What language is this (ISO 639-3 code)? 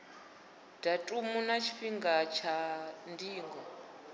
ven